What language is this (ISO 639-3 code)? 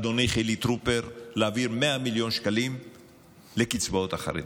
heb